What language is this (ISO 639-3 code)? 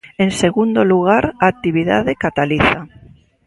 glg